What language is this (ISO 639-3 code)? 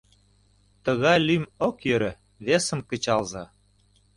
chm